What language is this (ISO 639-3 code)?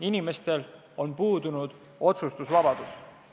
est